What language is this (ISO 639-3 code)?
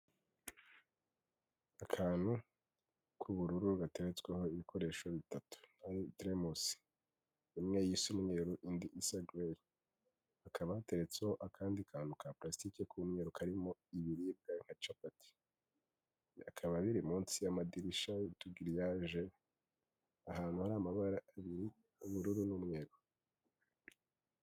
kin